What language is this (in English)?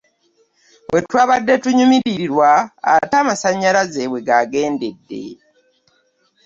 Ganda